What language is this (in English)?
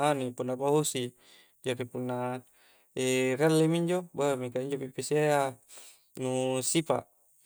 Coastal Konjo